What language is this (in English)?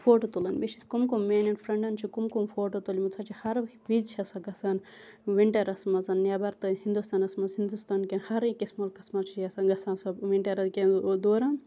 Kashmiri